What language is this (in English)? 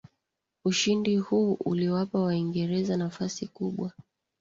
Swahili